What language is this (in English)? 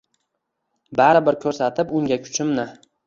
Uzbek